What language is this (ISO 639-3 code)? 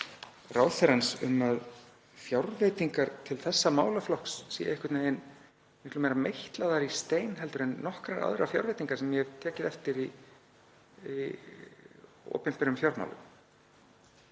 isl